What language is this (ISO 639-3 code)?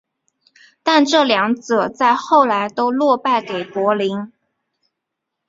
zho